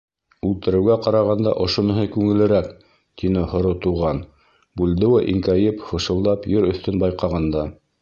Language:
Bashkir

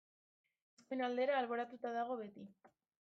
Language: Basque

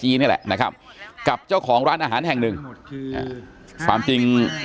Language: Thai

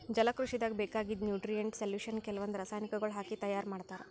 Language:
Kannada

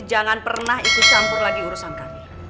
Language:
Indonesian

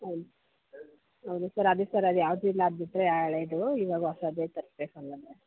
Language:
Kannada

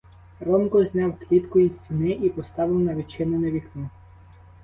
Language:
Ukrainian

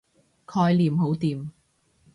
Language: Cantonese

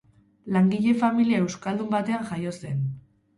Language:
Basque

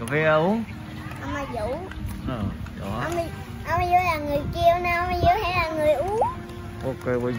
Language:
Vietnamese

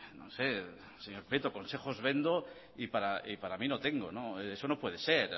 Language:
Spanish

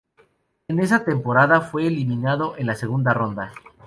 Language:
Spanish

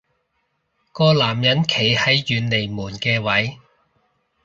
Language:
Cantonese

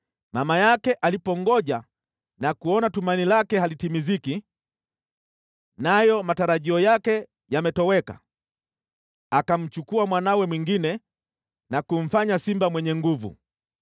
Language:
Swahili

